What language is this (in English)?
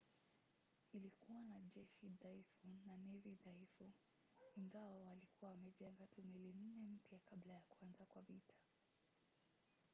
Swahili